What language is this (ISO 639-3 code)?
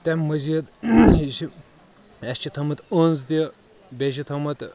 kas